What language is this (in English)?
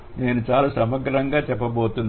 Telugu